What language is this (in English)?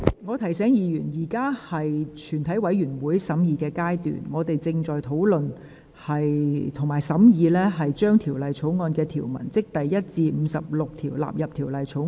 Cantonese